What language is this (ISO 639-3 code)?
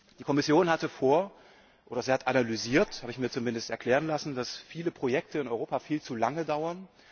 deu